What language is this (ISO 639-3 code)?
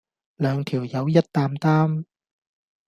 yue